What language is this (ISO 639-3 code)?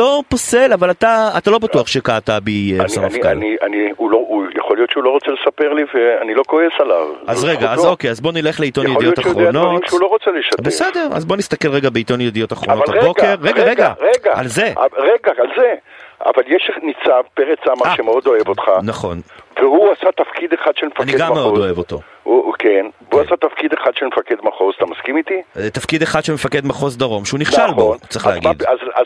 heb